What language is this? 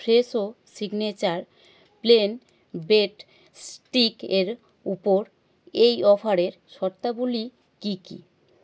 Bangla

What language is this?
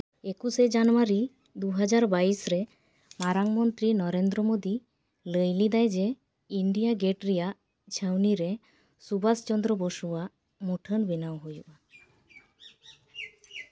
Santali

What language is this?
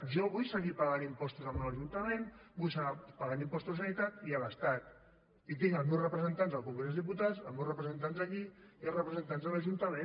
Catalan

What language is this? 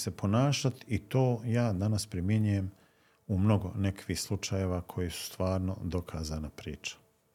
Croatian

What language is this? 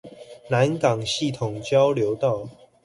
Chinese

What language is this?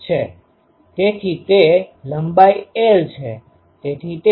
Gujarati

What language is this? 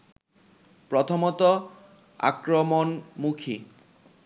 Bangla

